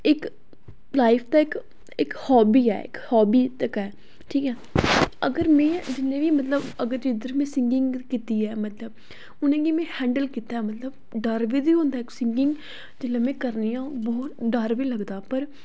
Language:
Dogri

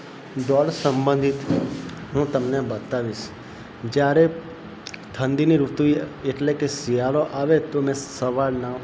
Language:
Gujarati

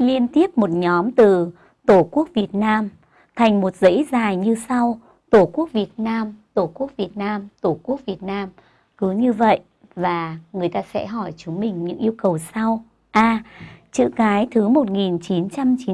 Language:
Vietnamese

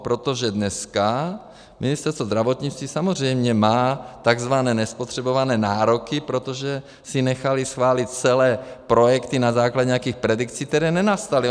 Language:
Czech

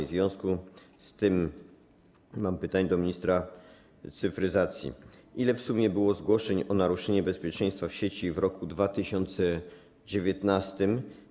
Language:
Polish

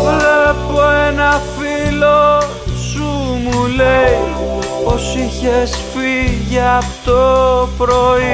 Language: Greek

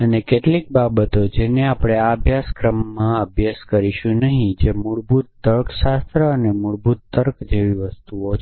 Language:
Gujarati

